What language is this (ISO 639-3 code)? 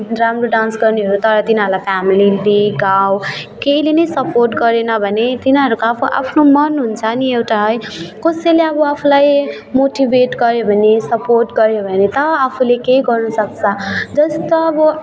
nep